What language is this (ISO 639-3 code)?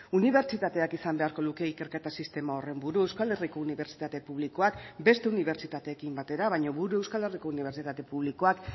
eus